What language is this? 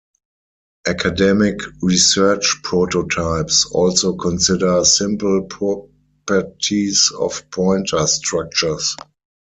English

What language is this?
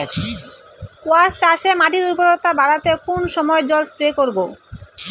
Bangla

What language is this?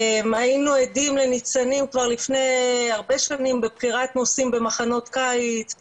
Hebrew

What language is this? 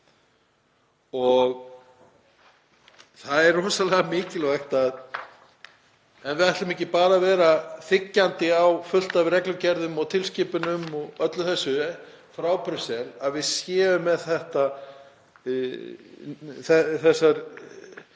Icelandic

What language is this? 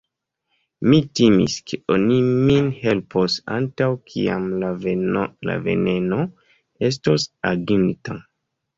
Esperanto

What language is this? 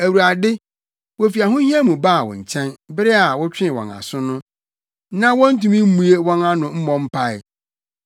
Akan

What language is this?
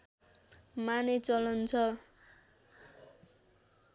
Nepali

